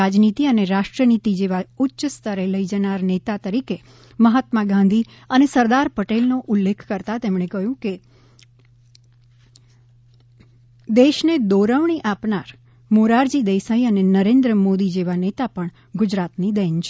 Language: Gujarati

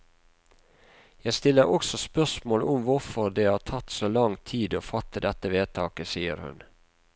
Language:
Norwegian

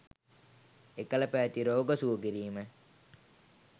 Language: Sinhala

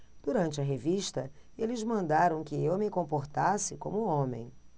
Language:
Portuguese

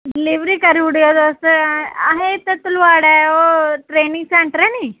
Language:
Dogri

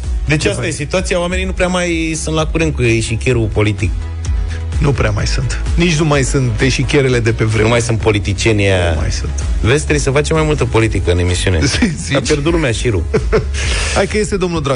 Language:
Romanian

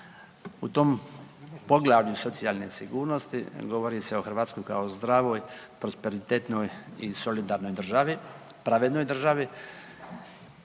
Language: Croatian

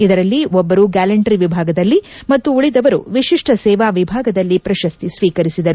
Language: Kannada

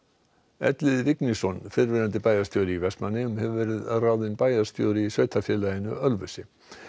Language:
Icelandic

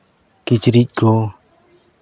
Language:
Santali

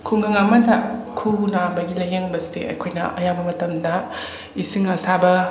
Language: Manipuri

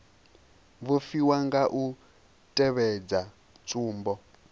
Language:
Venda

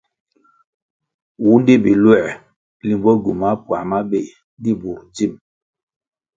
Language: Kwasio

